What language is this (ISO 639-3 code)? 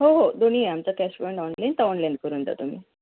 mar